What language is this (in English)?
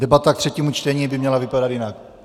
Czech